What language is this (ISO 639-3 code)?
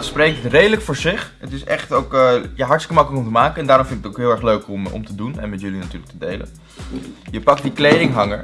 nld